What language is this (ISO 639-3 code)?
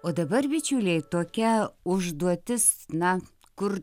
lit